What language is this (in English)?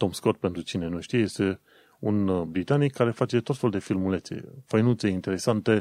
Romanian